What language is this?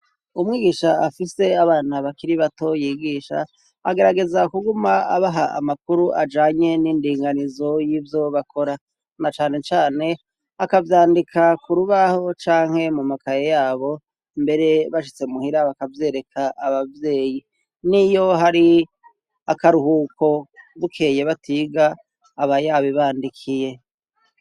Rundi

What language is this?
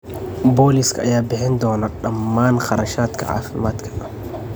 Somali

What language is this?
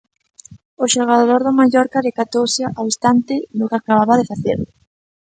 Galician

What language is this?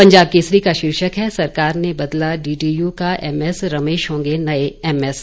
Hindi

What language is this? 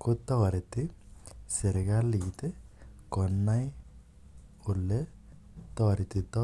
Kalenjin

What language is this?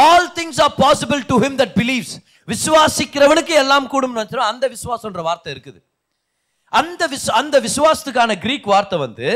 Tamil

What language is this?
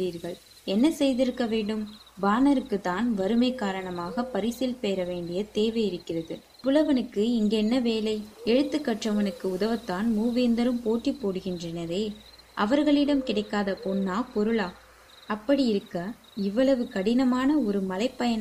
Tamil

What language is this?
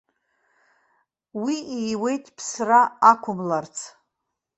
Abkhazian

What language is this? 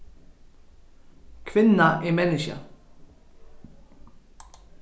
Faroese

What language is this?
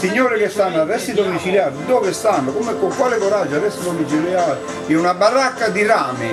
Italian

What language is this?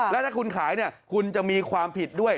Thai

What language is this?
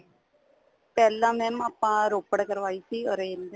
Punjabi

